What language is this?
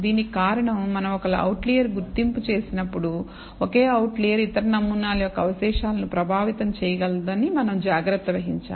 Telugu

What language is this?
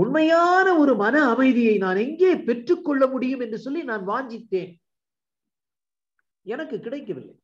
Tamil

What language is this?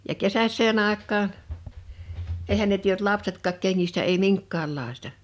Finnish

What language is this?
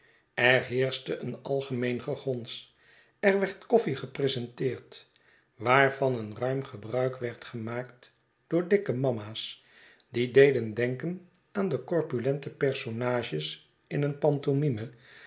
Dutch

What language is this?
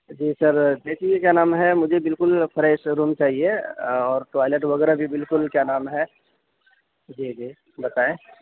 Urdu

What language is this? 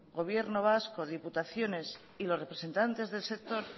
Spanish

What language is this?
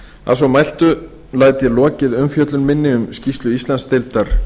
Icelandic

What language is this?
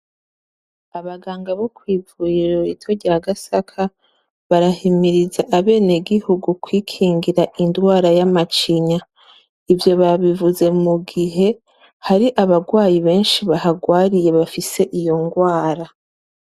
Rundi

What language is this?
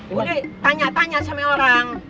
Indonesian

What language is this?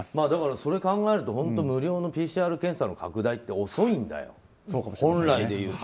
Japanese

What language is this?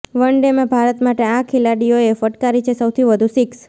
Gujarati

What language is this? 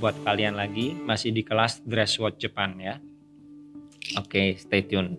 Indonesian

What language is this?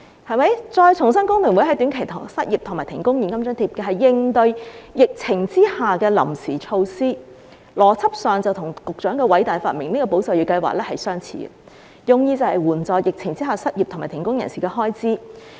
Cantonese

